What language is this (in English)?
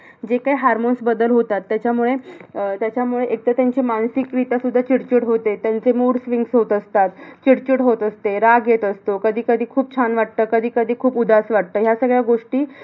Marathi